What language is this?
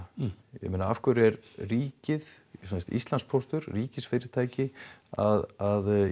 Icelandic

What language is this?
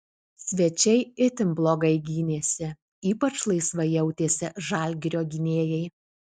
Lithuanian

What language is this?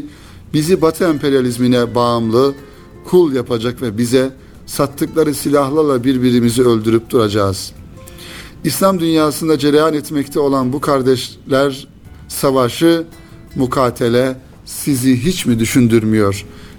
Turkish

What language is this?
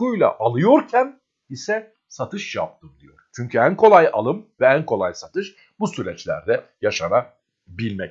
Turkish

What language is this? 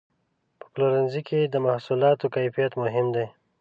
Pashto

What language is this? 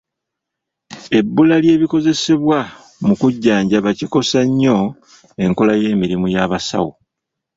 Ganda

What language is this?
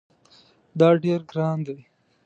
Pashto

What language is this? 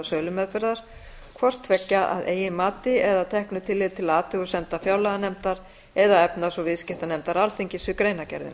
Icelandic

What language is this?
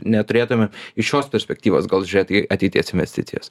Lithuanian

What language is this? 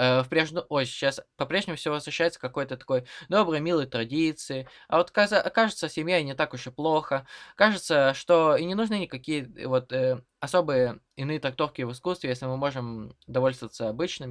Russian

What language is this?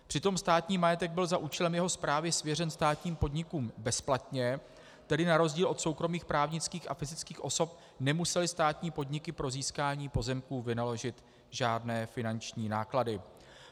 Czech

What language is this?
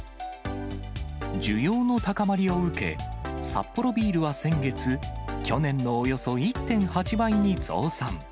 Japanese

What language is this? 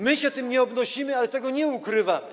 Polish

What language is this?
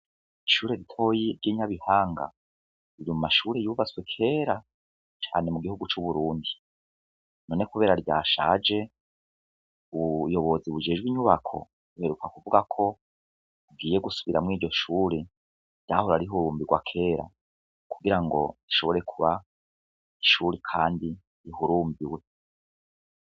Rundi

